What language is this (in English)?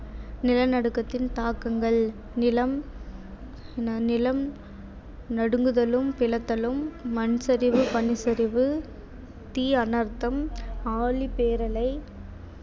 Tamil